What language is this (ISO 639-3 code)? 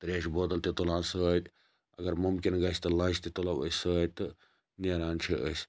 kas